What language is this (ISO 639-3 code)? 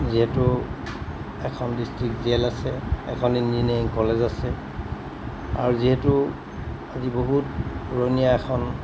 asm